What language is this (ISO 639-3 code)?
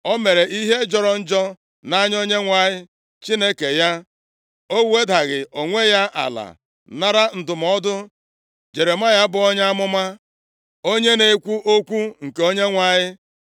ibo